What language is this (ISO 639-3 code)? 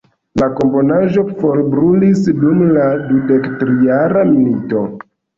epo